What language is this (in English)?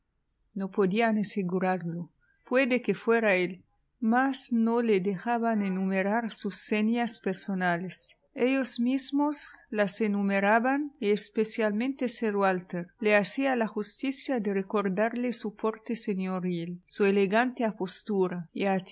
Spanish